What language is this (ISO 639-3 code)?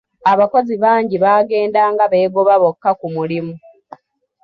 lug